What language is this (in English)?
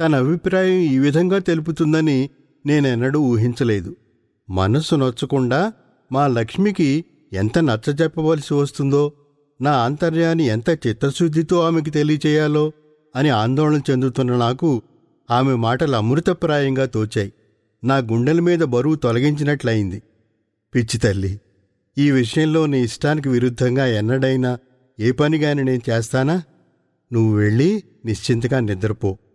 Telugu